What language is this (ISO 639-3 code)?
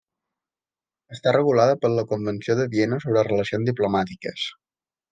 cat